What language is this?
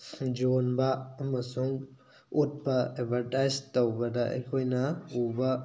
Manipuri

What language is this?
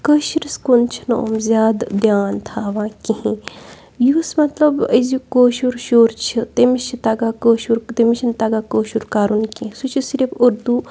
Kashmiri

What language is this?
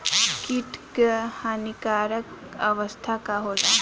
Bhojpuri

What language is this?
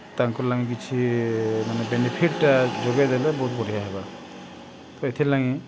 Odia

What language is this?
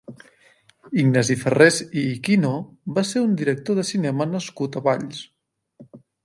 Catalan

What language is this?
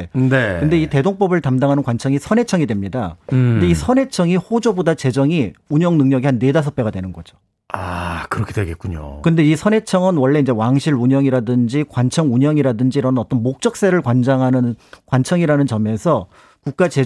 Korean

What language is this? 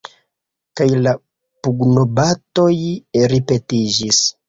Esperanto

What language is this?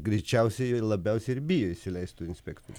Lithuanian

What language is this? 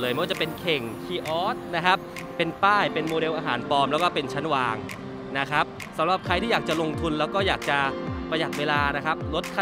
Thai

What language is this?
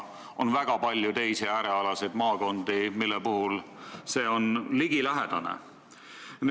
Estonian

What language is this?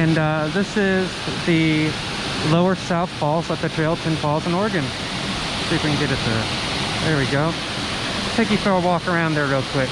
English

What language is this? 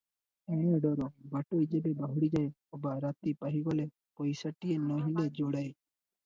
Odia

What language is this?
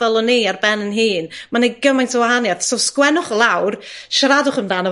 Welsh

